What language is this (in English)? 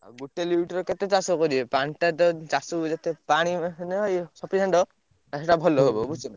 Odia